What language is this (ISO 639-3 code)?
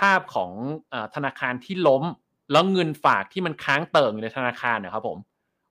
tha